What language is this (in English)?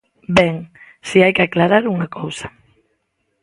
Galician